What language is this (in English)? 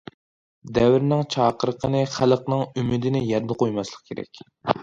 Uyghur